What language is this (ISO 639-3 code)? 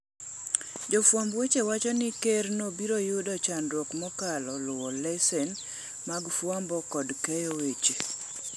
luo